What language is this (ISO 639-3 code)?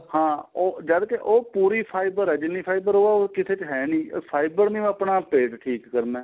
pan